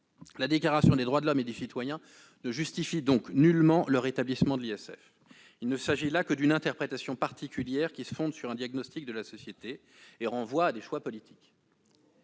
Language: French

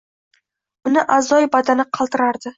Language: Uzbek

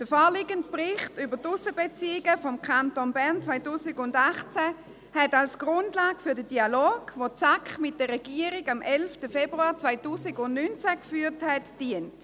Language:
Swiss German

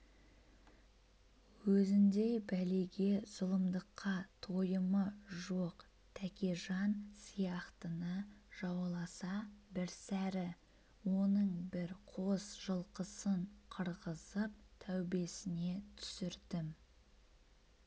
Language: Kazakh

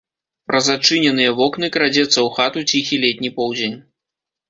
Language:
Belarusian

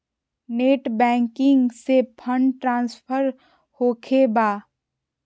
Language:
Magahi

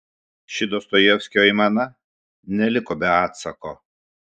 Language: Lithuanian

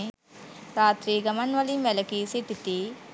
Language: Sinhala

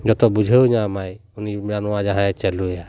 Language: Santali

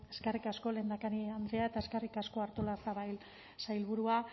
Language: Basque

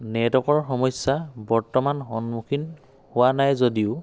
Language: Assamese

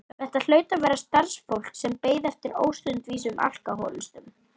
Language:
Icelandic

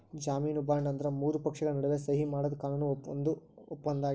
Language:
Kannada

